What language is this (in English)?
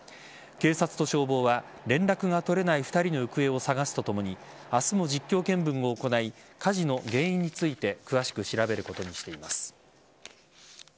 Japanese